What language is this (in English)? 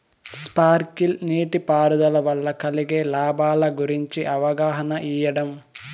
Telugu